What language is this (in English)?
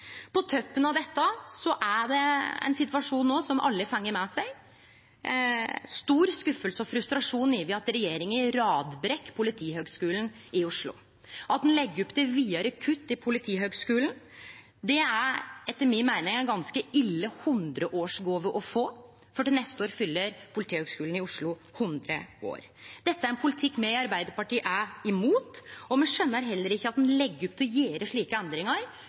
Norwegian Nynorsk